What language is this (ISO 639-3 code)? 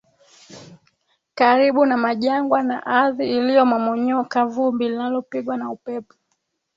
swa